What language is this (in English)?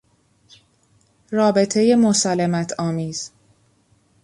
Persian